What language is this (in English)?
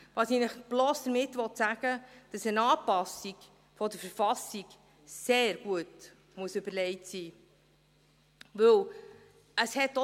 Swiss German